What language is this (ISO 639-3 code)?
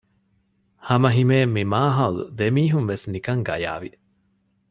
div